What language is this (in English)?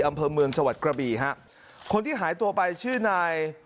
Thai